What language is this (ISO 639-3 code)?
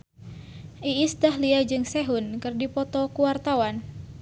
sun